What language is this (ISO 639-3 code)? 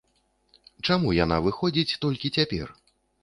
bel